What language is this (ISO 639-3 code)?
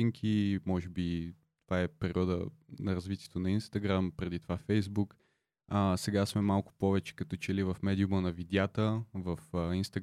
bul